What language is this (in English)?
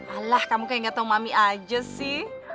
Indonesian